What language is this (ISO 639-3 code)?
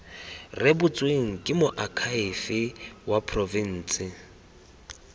tsn